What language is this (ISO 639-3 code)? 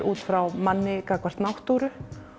isl